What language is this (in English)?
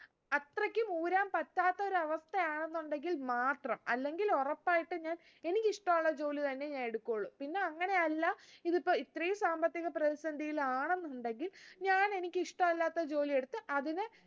Malayalam